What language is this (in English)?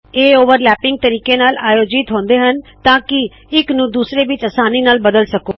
Punjabi